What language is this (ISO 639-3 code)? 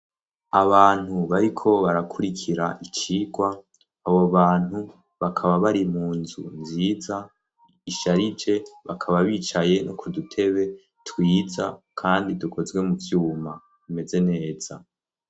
run